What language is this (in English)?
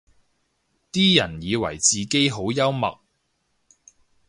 Cantonese